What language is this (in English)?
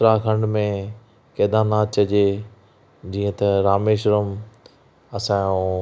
Sindhi